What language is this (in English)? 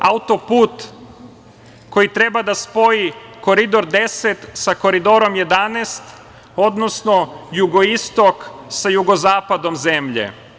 Serbian